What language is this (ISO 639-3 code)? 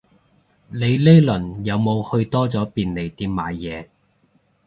yue